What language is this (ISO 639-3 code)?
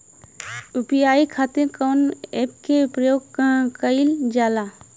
bho